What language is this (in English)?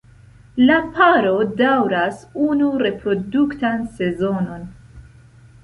Esperanto